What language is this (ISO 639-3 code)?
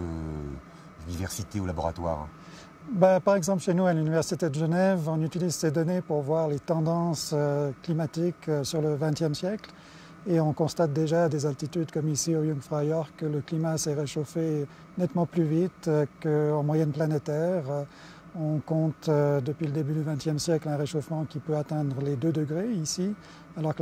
fra